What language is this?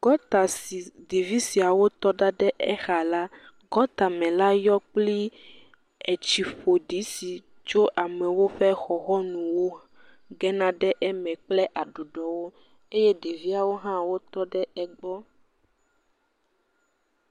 Ewe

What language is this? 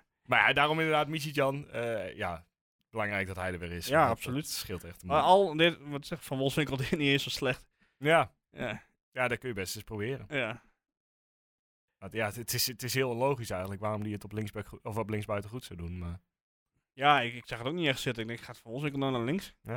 Dutch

